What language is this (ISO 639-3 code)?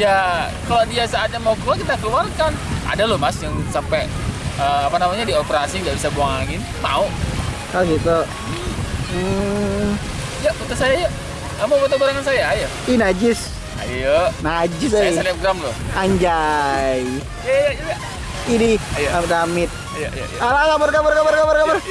ind